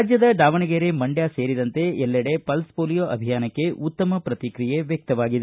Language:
Kannada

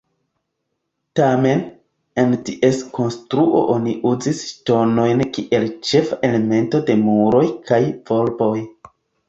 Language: Esperanto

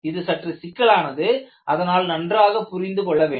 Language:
Tamil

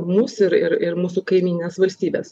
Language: Lithuanian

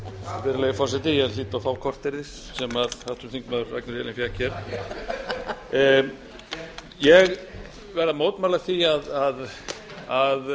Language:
Icelandic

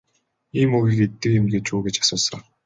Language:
Mongolian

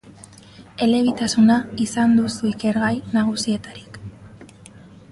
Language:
Basque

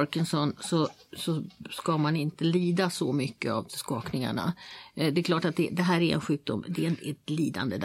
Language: Swedish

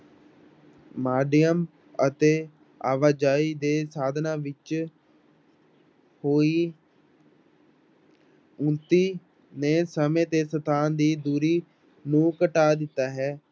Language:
Punjabi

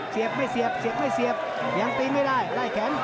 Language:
Thai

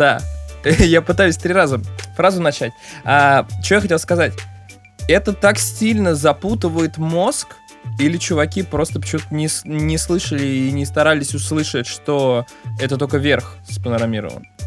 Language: Russian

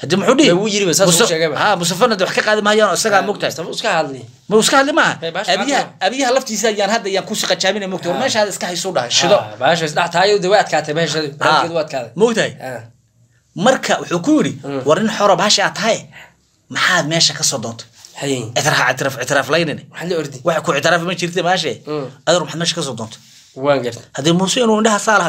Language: Arabic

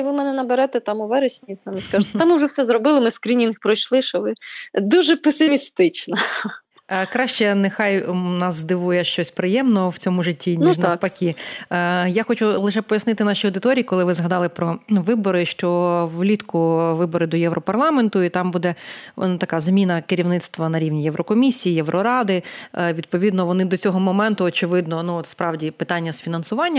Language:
Ukrainian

